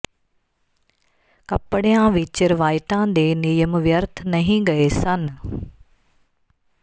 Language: Punjabi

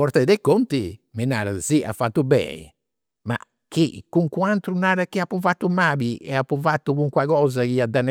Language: Campidanese Sardinian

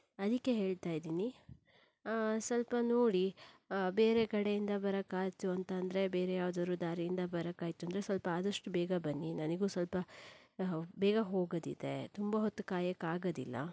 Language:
Kannada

